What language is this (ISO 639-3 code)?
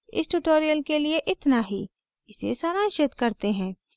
hin